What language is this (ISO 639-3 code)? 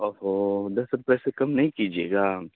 urd